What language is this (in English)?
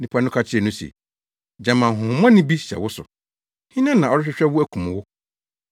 Akan